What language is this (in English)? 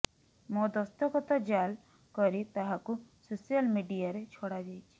Odia